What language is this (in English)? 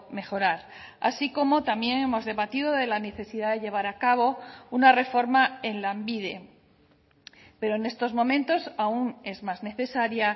Spanish